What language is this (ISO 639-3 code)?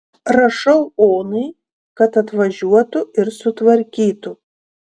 lit